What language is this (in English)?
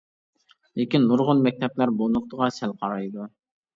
Uyghur